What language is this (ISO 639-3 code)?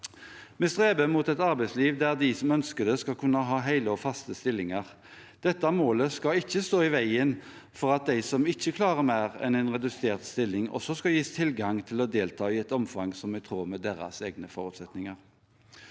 nor